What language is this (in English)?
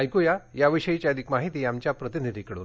Marathi